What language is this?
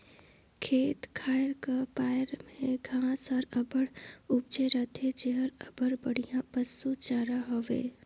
Chhattisgarhi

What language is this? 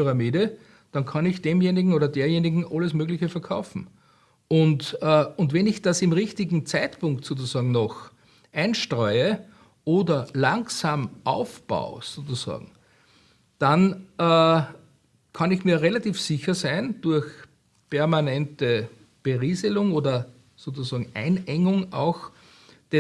German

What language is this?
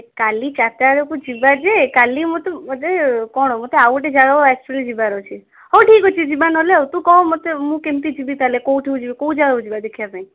Odia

